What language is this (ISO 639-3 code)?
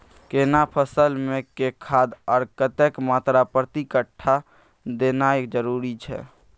mai